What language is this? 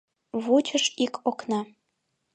Mari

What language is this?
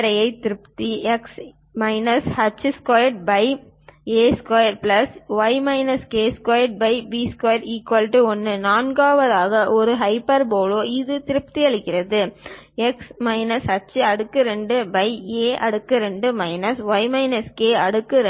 Tamil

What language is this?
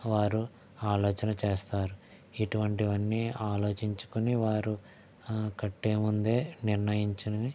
Telugu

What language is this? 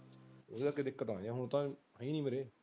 Punjabi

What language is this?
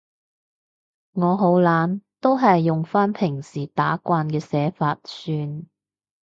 Cantonese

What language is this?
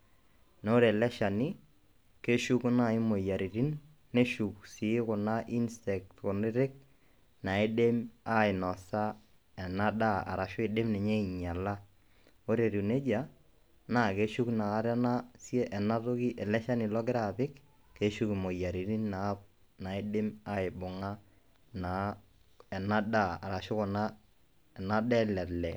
Masai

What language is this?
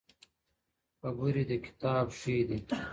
Pashto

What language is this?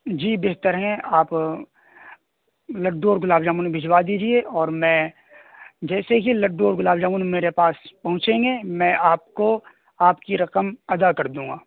Urdu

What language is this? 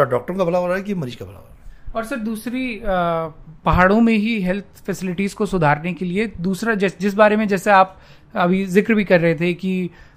Hindi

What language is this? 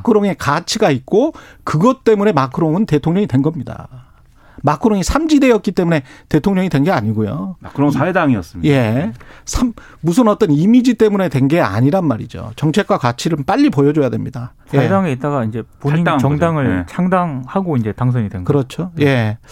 Korean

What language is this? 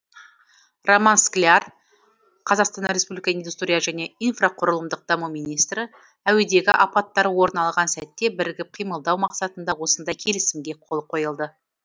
Kazakh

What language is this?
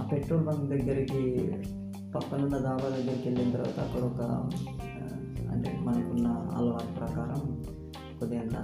Telugu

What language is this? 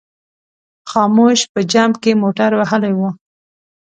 Pashto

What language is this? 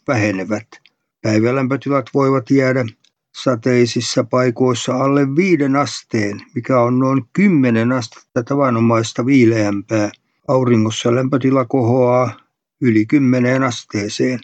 Finnish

